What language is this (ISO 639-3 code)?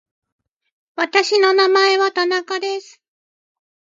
jpn